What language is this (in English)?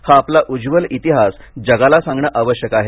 Marathi